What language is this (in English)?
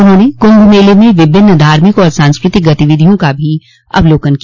Hindi